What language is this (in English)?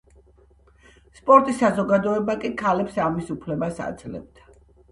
Georgian